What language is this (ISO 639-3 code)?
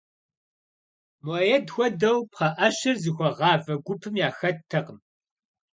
kbd